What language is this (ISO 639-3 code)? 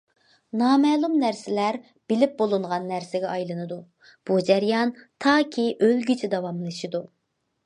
uig